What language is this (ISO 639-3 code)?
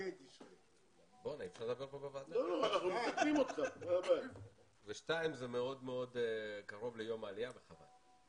heb